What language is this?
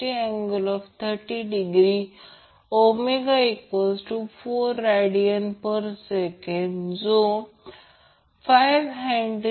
Marathi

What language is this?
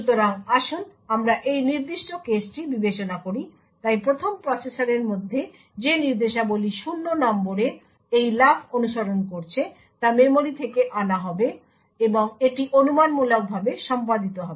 Bangla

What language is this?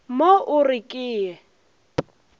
Northern Sotho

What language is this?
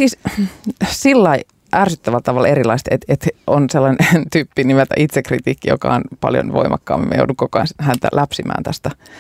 Finnish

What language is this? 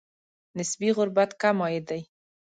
Pashto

